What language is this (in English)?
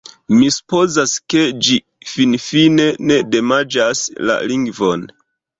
Esperanto